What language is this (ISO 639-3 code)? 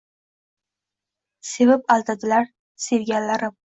uzb